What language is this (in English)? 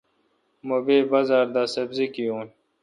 Kalkoti